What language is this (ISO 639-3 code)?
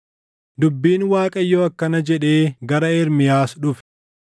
orm